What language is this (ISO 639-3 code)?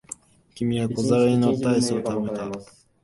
jpn